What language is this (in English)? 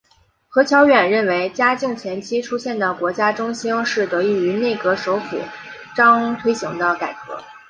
Chinese